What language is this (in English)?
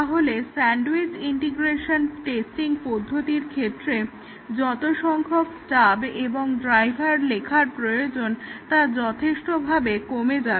Bangla